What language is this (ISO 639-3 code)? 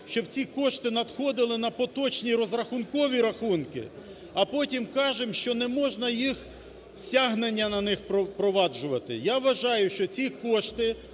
ukr